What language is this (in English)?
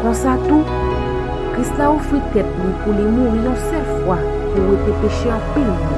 French